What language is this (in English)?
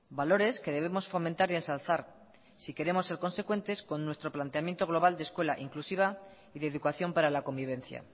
Spanish